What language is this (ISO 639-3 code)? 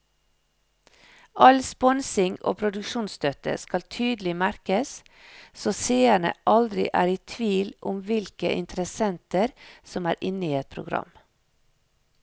nor